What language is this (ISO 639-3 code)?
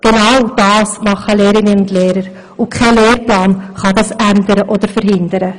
gsw